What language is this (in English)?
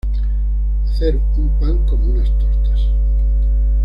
Spanish